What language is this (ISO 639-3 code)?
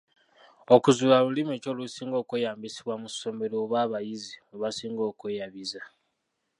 lug